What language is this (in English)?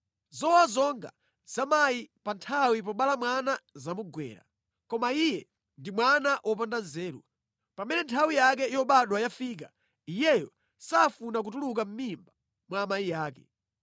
Nyanja